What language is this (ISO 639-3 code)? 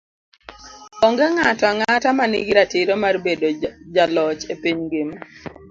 luo